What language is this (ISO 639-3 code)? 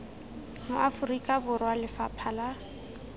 tsn